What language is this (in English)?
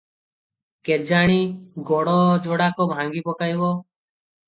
Odia